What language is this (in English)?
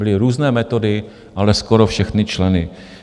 Czech